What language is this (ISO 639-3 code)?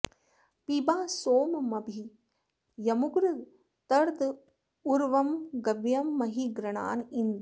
san